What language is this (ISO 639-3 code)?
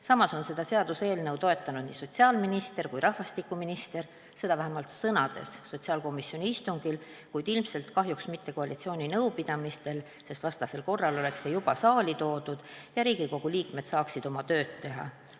est